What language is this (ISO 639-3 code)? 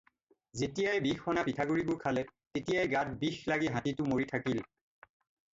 asm